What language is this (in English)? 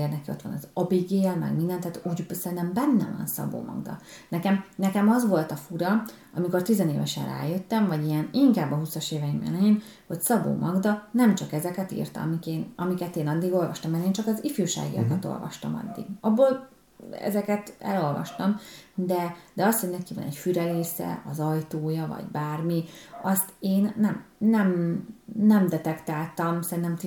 Hungarian